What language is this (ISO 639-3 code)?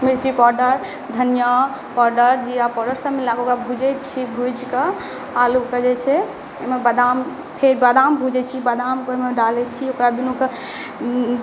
mai